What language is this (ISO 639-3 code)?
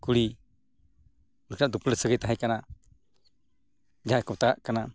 sat